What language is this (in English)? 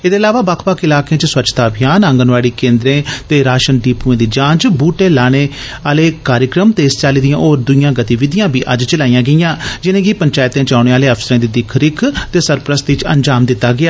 Dogri